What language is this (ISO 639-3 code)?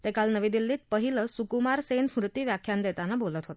mar